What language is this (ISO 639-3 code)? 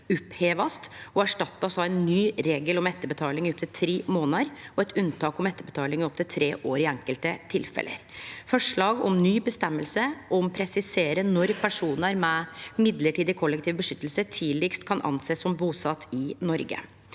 nor